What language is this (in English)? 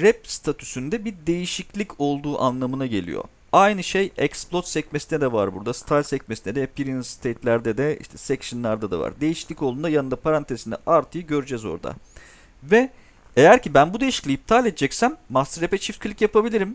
Turkish